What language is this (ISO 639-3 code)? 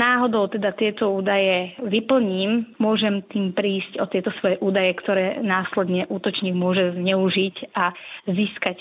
slk